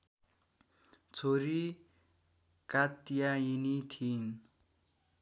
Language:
Nepali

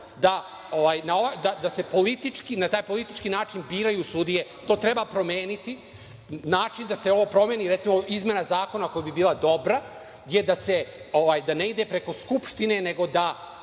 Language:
Serbian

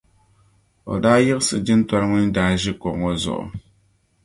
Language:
Dagbani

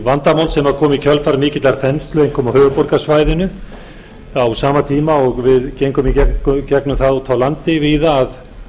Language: Icelandic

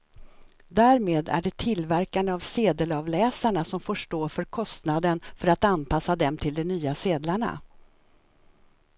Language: Swedish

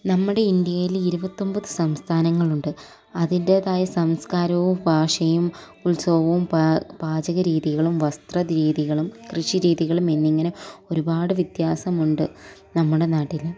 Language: Malayalam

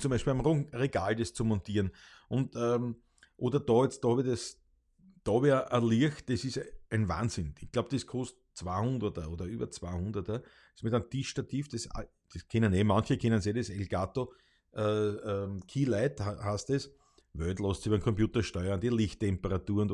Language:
German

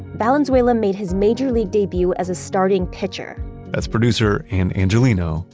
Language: English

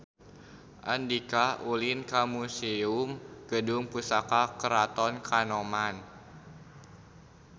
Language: Sundanese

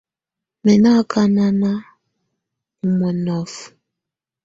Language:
Tunen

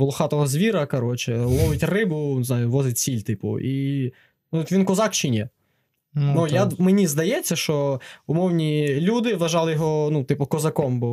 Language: Ukrainian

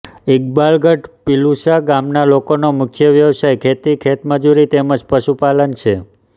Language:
Gujarati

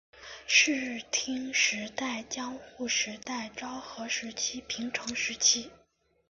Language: Chinese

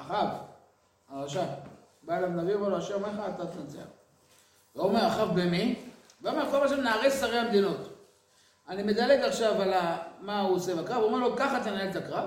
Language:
Hebrew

